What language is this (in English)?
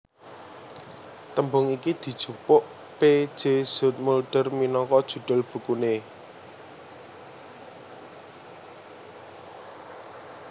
Javanese